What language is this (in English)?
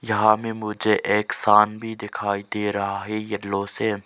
Hindi